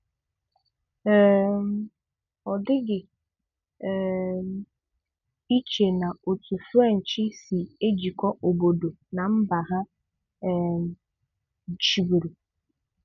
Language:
Igbo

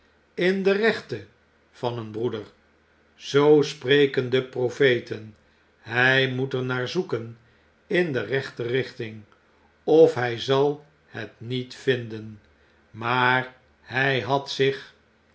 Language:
Dutch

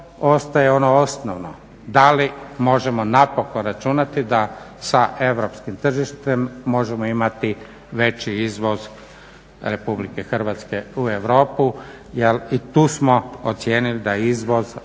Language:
Croatian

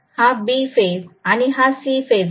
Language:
Marathi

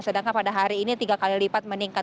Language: Indonesian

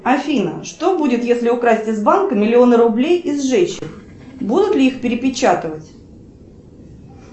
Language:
Russian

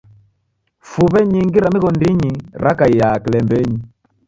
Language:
Taita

